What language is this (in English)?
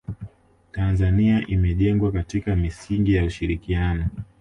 Swahili